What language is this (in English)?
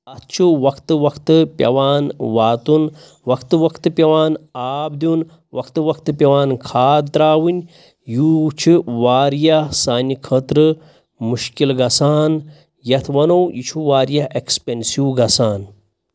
Kashmiri